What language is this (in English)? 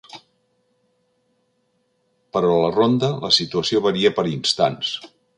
Catalan